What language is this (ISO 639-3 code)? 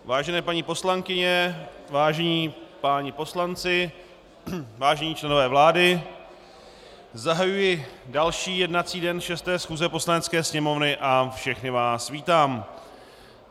ces